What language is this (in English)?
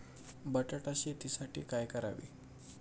Marathi